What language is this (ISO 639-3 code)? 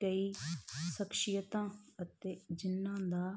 pan